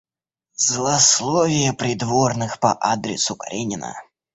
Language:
Russian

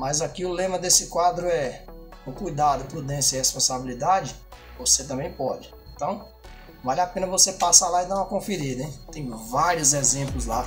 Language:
Portuguese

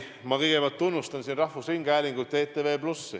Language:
Estonian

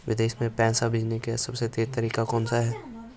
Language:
Hindi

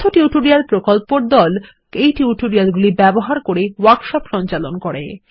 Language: Bangla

